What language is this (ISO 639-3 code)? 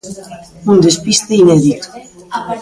glg